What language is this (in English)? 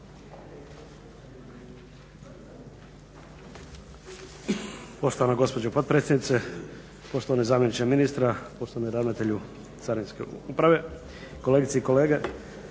Croatian